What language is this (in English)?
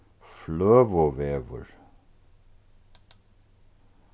Faroese